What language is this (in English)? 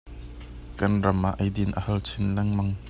Hakha Chin